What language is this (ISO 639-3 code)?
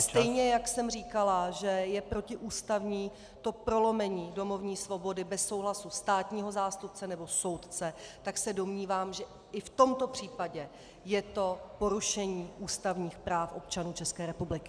ces